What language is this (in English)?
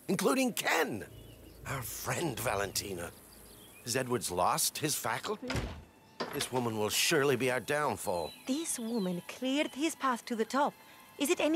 German